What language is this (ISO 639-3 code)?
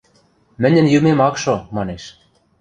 mrj